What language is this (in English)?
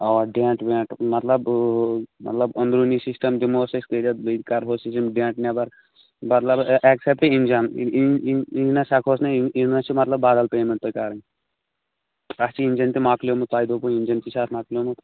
Kashmiri